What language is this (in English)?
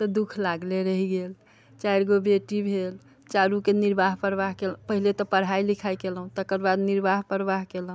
Maithili